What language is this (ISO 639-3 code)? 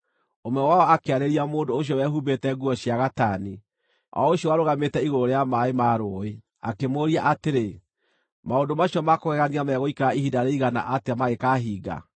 kik